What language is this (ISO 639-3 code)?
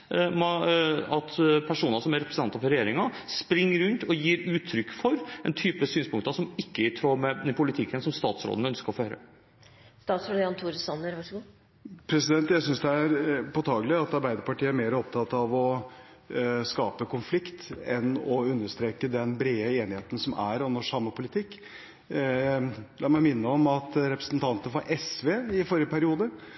nob